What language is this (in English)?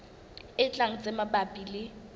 Southern Sotho